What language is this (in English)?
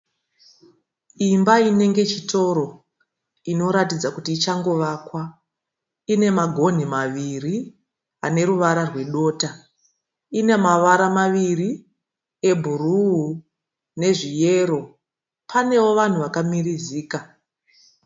Shona